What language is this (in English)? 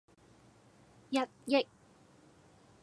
Cantonese